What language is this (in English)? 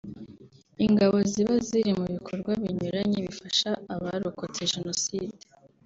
Kinyarwanda